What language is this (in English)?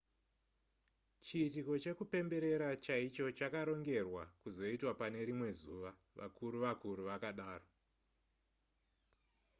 Shona